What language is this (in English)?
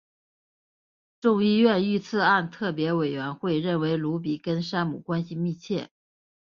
Chinese